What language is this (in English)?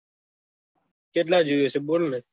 Gujarati